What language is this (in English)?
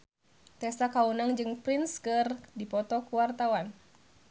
Sundanese